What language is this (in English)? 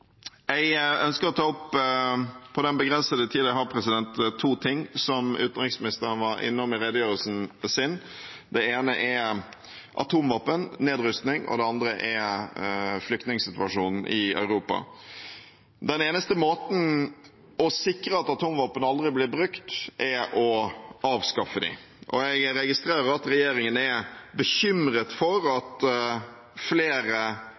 Norwegian Bokmål